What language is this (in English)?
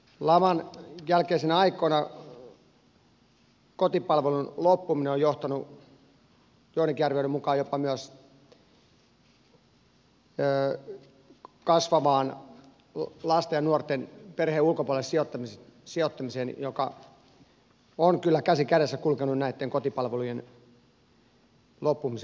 Finnish